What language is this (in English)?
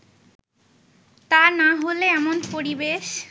Bangla